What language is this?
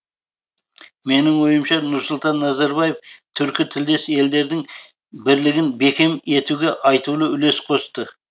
Kazakh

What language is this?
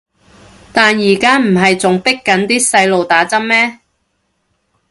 Cantonese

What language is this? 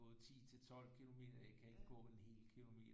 Danish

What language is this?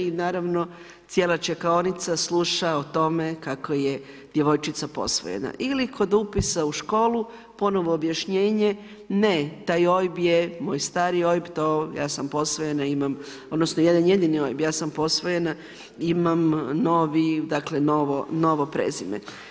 Croatian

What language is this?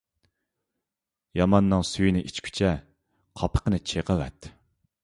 Uyghur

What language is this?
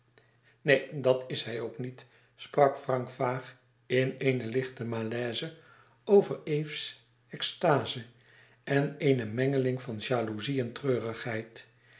Dutch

